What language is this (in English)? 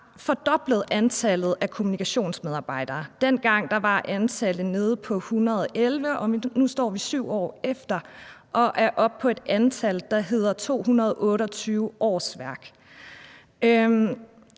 Danish